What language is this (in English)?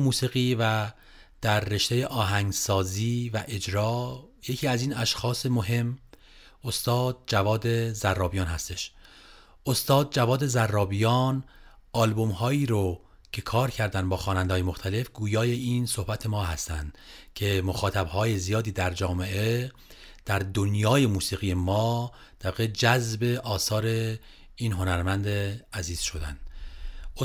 Persian